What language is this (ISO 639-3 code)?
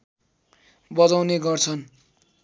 nep